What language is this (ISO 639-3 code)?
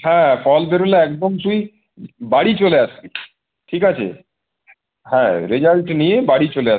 ben